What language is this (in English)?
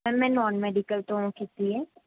Punjabi